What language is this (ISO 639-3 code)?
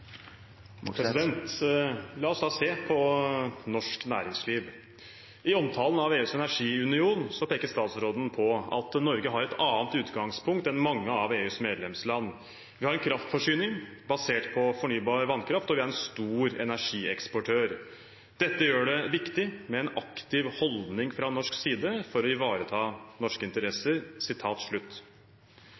nob